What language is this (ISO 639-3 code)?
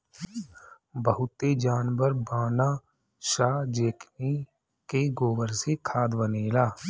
bho